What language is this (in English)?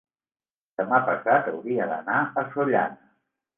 Catalan